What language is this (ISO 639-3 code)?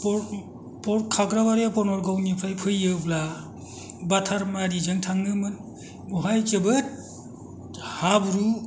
brx